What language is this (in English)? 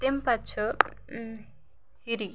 Kashmiri